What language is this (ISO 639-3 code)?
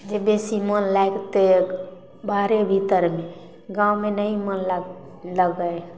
mai